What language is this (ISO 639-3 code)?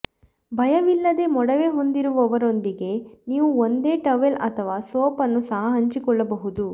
kan